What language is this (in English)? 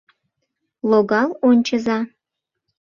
Mari